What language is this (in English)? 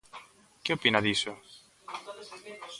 Galician